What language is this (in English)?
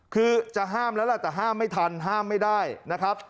Thai